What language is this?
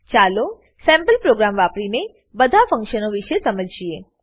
Gujarati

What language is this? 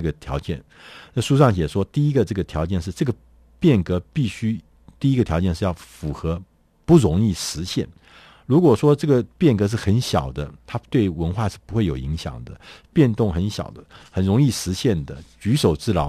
Chinese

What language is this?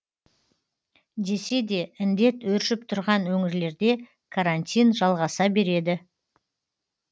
Kazakh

